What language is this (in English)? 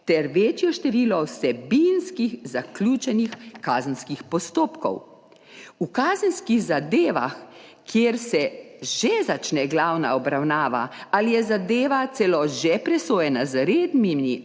Slovenian